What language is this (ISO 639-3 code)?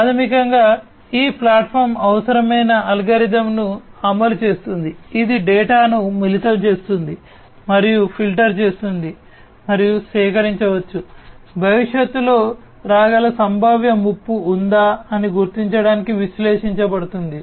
tel